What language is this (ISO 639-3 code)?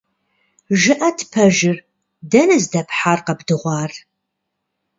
kbd